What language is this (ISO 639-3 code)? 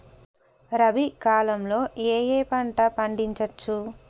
tel